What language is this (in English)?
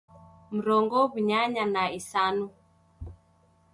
Taita